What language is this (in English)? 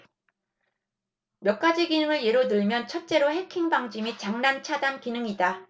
Korean